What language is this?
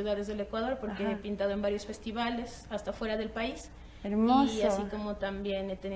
Spanish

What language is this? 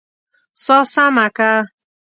Pashto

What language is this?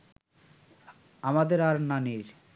Bangla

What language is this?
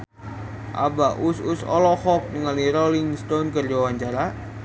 Sundanese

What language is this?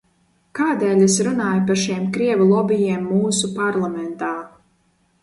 Latvian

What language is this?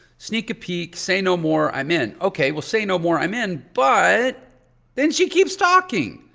English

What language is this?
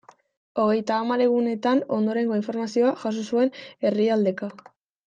Basque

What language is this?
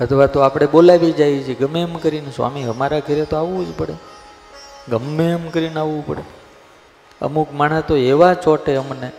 Gujarati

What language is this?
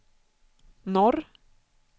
Swedish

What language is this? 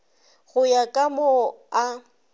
Northern Sotho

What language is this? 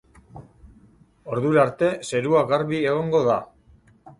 Basque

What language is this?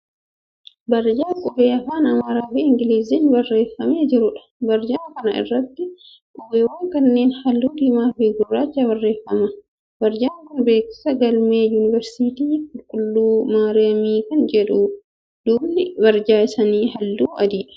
Oromo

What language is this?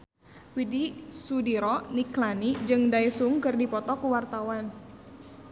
Sundanese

